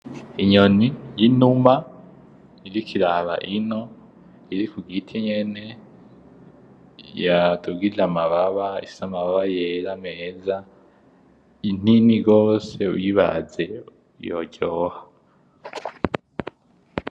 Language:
Rundi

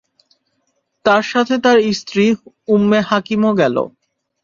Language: Bangla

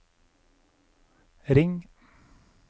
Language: Norwegian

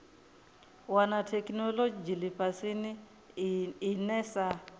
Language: Venda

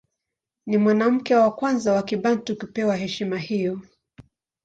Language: Swahili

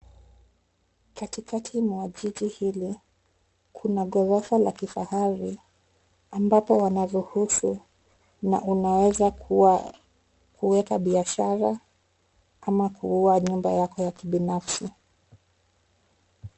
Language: Swahili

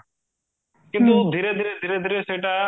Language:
Odia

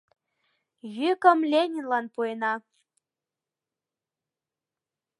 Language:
Mari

